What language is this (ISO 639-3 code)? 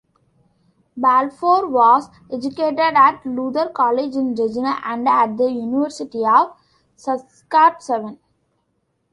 eng